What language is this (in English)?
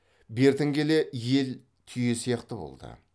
Kazakh